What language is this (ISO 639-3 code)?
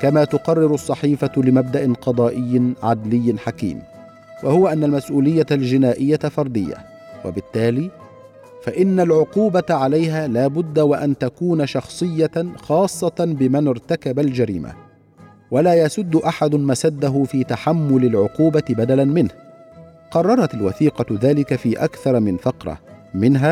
ara